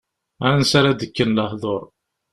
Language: Kabyle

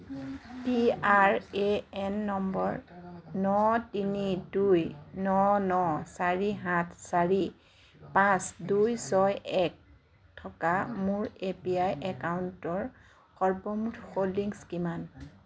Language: Assamese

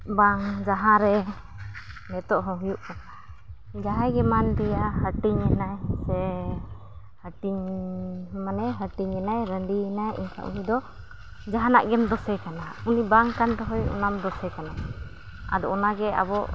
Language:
Santali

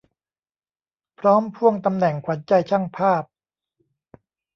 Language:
Thai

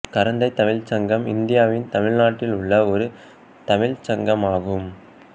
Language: Tamil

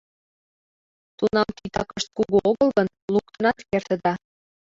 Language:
Mari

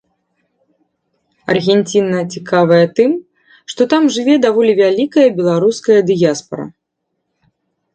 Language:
Belarusian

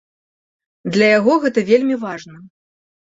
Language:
Belarusian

